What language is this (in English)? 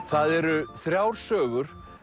Icelandic